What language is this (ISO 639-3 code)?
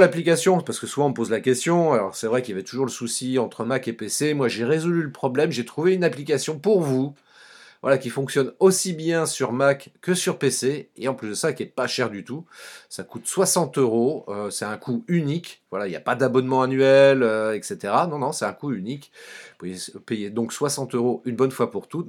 fra